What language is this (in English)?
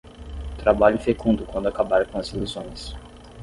Portuguese